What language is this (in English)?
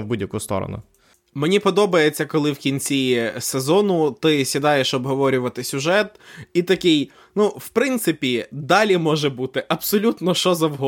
Ukrainian